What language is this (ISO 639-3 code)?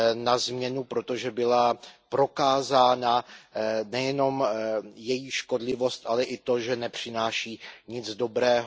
ces